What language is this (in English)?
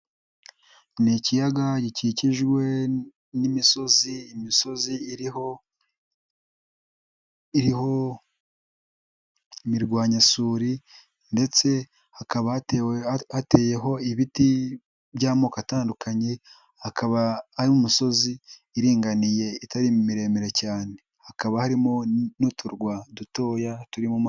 Kinyarwanda